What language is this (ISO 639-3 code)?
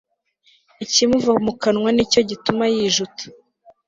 kin